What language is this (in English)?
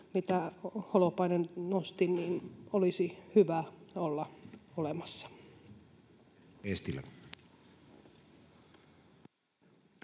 Finnish